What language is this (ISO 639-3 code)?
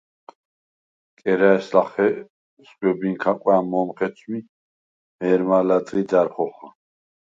sva